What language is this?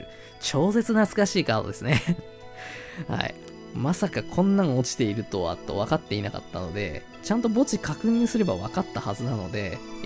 Japanese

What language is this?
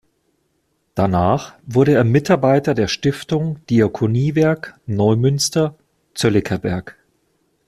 German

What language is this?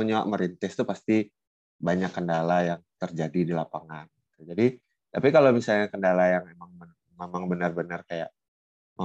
Indonesian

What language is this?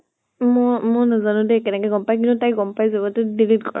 Assamese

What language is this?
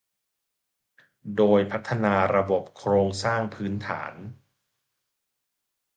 Thai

